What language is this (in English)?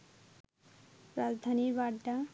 Bangla